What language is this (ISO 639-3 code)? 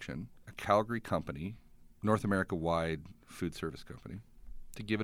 eng